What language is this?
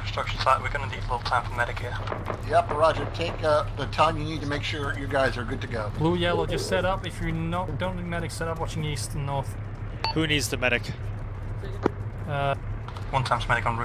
English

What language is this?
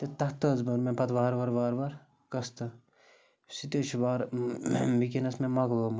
Kashmiri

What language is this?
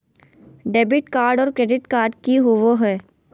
Magahi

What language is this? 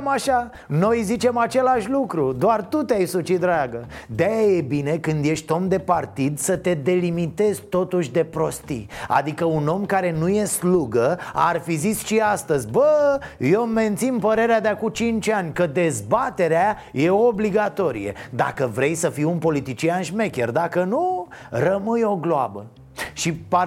Romanian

